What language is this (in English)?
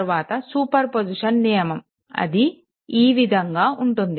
Telugu